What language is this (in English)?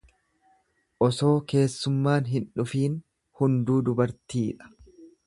Oromo